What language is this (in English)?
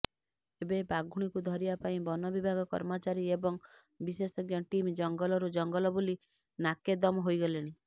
Odia